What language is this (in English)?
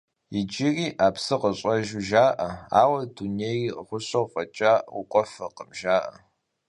Kabardian